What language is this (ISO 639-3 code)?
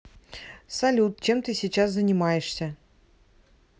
rus